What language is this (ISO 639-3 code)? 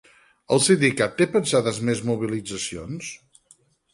cat